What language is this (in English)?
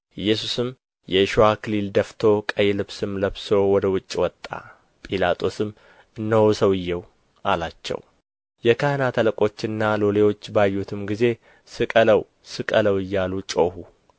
Amharic